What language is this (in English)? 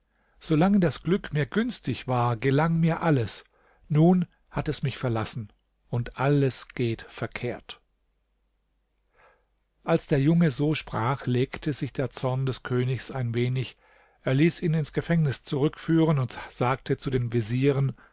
German